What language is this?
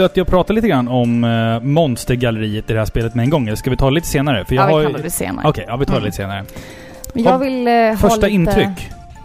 Swedish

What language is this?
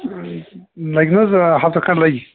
Kashmiri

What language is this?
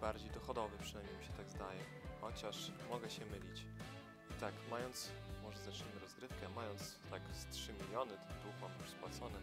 Polish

